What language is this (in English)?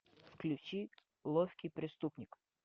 Russian